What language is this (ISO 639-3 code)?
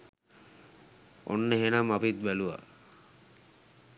sin